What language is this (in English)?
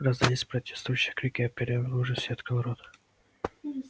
Russian